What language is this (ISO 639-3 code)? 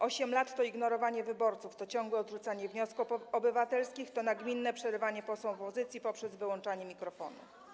pol